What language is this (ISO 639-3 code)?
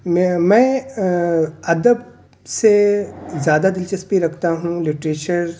urd